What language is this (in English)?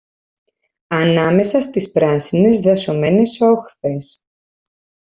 Greek